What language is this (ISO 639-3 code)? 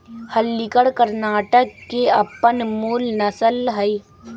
mag